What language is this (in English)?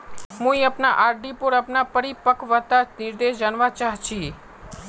Magahi